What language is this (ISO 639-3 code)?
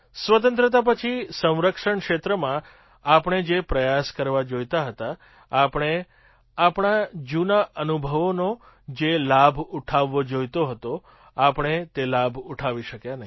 guj